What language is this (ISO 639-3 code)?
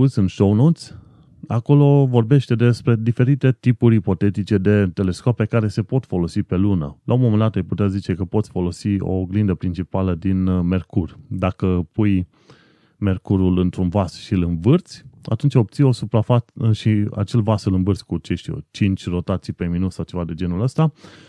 ron